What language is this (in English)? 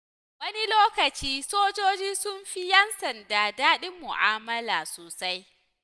Hausa